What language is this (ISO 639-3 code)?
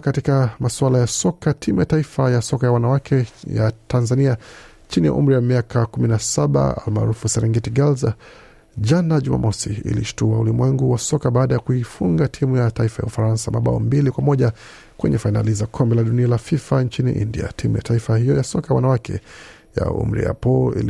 swa